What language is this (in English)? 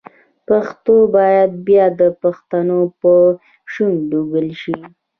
Pashto